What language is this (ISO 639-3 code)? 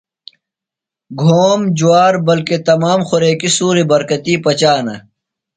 phl